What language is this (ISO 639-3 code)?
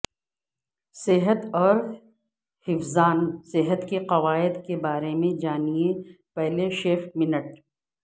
urd